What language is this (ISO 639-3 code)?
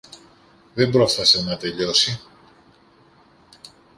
ell